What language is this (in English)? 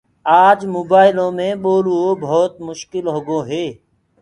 Gurgula